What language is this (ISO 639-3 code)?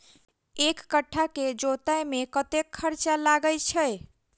mai